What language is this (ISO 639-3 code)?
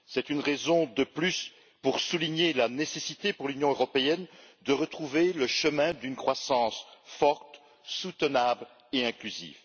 fra